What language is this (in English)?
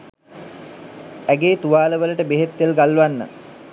Sinhala